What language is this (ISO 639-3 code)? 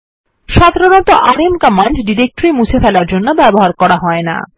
ben